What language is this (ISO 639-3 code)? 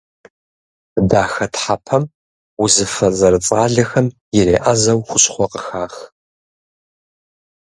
kbd